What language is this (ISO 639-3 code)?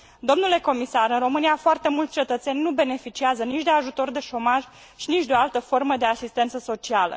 ron